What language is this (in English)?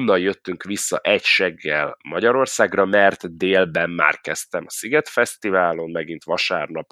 Hungarian